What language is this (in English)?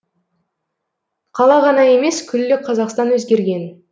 Kazakh